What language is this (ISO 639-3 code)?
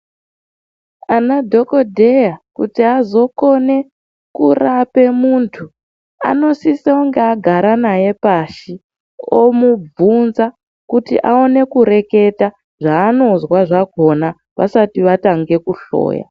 ndc